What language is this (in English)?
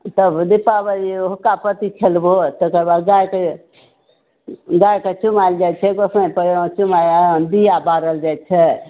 Maithili